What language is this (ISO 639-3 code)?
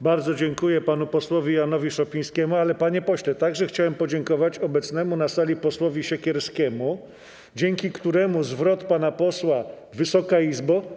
pol